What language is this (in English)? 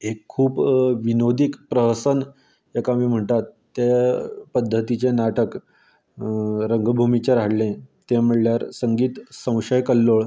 Konkani